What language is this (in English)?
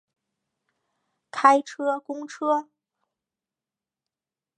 Chinese